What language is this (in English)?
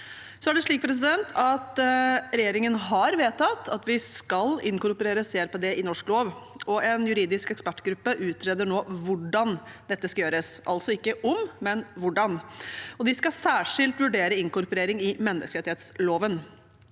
Norwegian